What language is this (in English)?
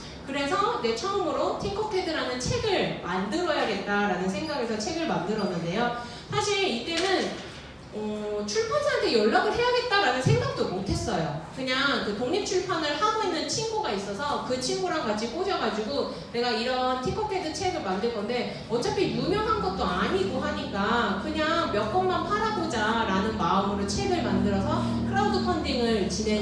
Korean